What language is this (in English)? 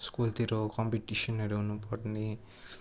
Nepali